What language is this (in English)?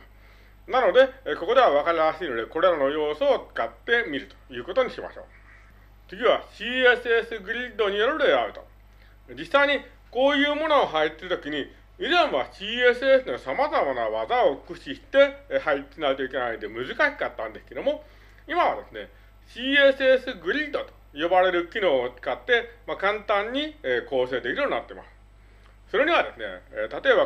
Japanese